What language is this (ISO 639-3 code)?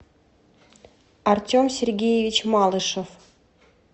rus